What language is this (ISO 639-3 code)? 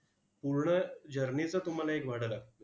mar